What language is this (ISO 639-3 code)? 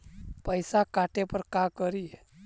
mag